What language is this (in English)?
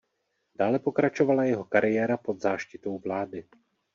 Czech